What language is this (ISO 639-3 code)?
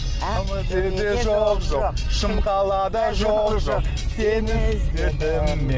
kaz